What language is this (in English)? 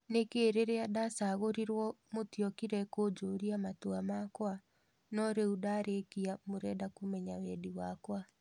Kikuyu